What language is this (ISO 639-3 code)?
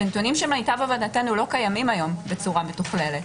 heb